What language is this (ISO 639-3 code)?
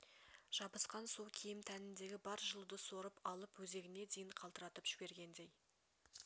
kaz